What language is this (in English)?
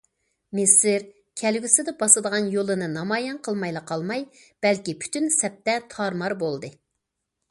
Uyghur